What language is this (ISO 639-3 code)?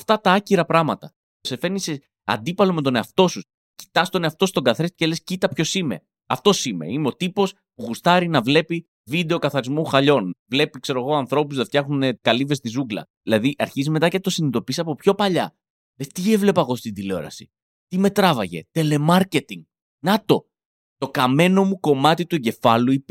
ell